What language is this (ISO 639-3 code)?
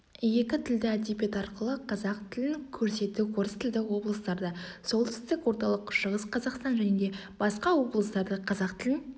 kaz